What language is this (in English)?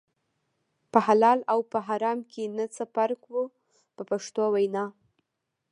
Pashto